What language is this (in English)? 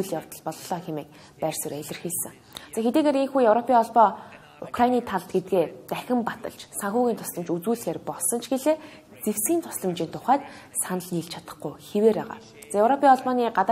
Arabic